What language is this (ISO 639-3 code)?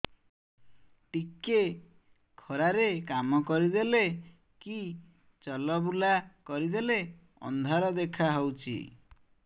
ori